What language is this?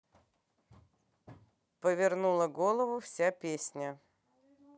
Russian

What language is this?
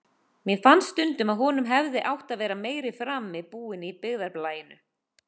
Icelandic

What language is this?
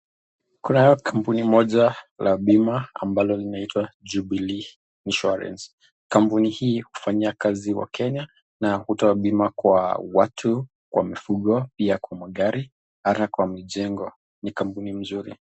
Swahili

